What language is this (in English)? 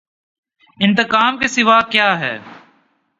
Urdu